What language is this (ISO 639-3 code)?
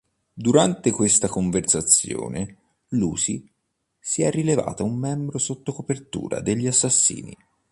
ita